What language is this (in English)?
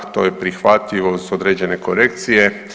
Croatian